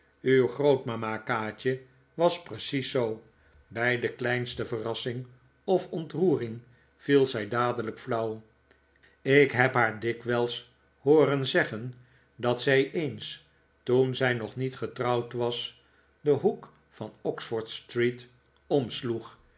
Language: Dutch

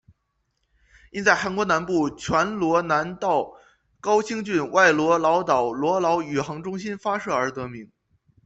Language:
Chinese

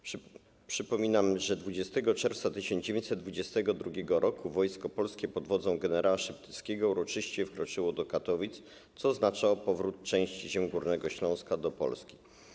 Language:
Polish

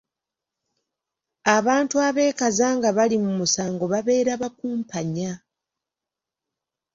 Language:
Ganda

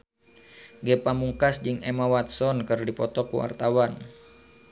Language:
Sundanese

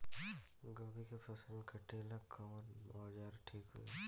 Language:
Bhojpuri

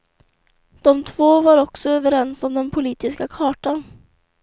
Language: Swedish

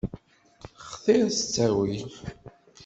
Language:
Kabyle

